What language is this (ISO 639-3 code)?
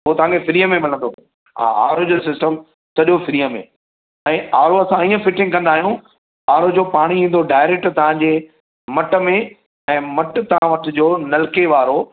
snd